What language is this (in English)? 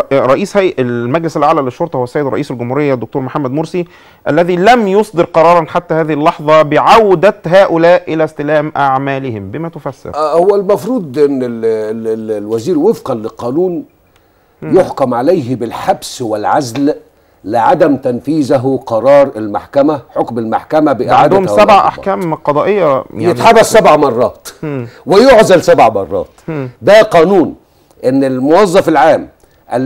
Arabic